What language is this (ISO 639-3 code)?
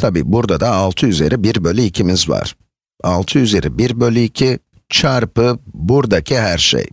tur